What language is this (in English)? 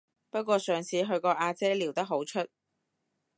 Cantonese